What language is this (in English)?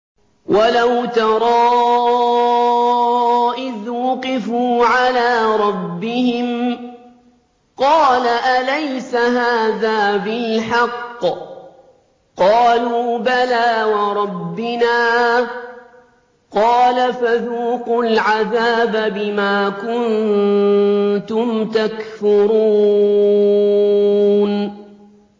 Arabic